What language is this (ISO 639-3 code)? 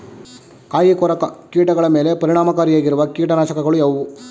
kan